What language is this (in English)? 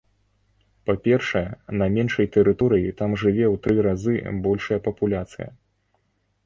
Belarusian